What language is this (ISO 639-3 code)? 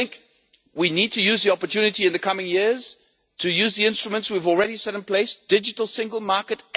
eng